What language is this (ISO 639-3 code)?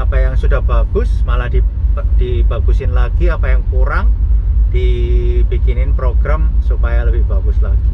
ind